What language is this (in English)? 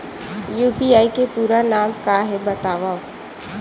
Chhattisgarhi